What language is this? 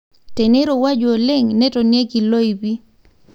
Masai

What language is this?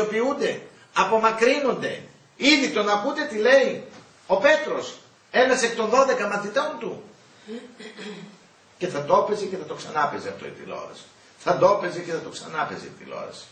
Greek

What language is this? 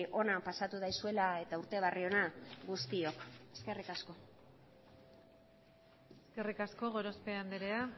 Basque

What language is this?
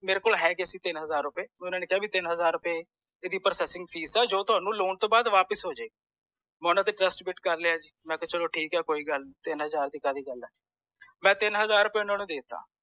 Punjabi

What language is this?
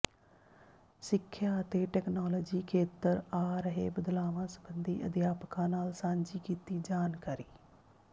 Punjabi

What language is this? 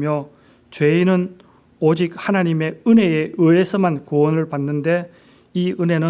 Korean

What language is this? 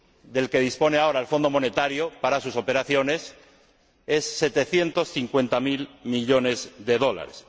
Spanish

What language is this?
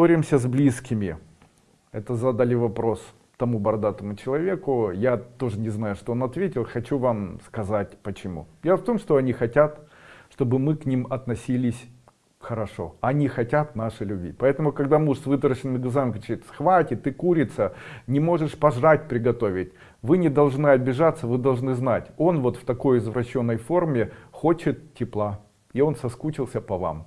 Russian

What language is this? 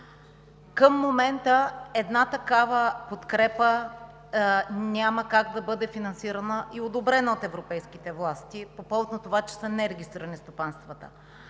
Bulgarian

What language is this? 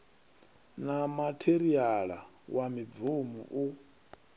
Venda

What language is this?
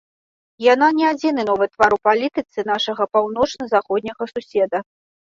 Belarusian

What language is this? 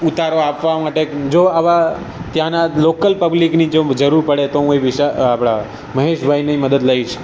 Gujarati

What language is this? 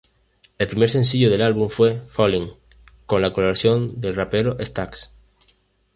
Spanish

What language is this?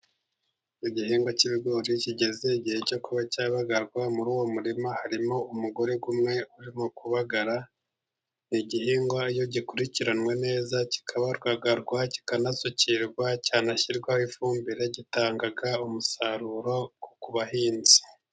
Kinyarwanda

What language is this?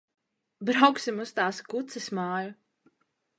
Latvian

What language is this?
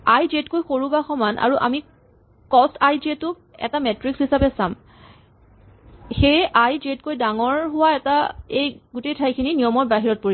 Assamese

